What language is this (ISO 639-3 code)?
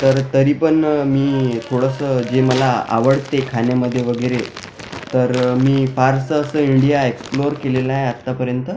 mar